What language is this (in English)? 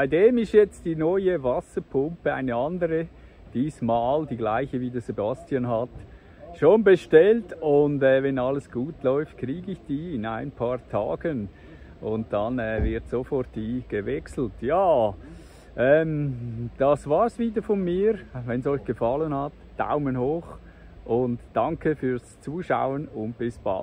German